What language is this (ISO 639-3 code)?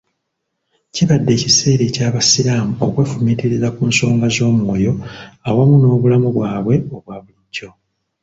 lug